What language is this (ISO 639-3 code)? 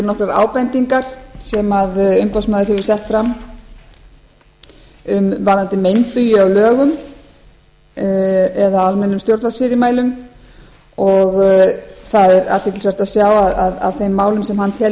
isl